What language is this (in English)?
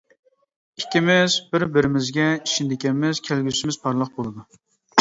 Uyghur